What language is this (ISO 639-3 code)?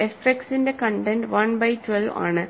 mal